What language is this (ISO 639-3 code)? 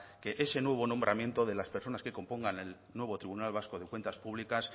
spa